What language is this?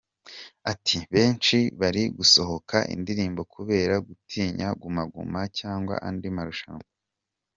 Kinyarwanda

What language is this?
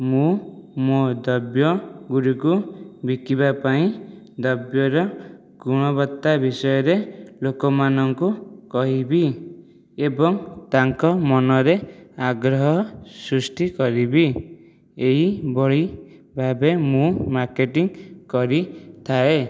Odia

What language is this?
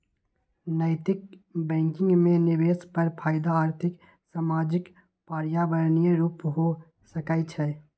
Magahi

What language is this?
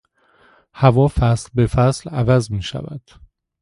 Persian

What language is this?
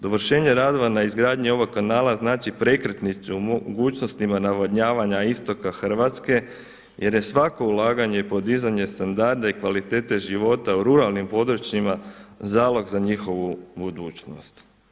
Croatian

